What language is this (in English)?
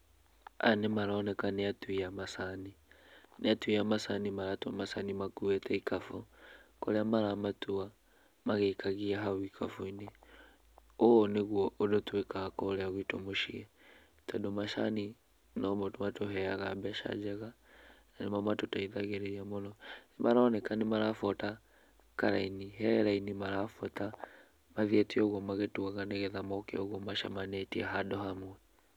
Kikuyu